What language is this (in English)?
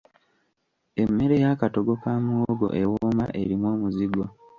Ganda